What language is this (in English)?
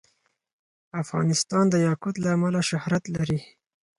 Pashto